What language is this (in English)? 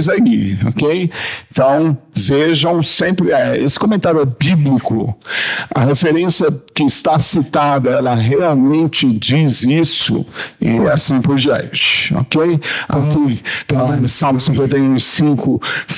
Portuguese